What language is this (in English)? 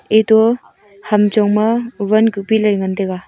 Wancho Naga